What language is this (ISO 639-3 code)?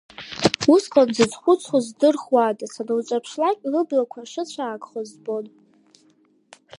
abk